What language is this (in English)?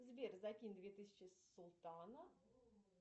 Russian